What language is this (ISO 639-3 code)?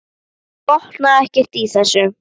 isl